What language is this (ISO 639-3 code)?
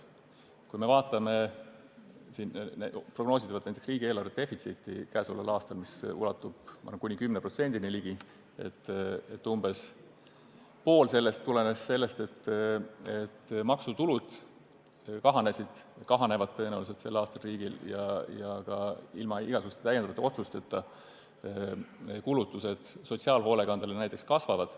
est